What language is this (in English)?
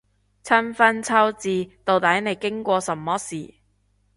Cantonese